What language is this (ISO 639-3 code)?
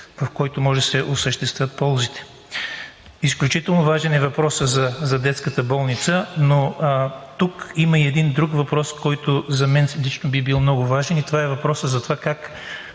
bul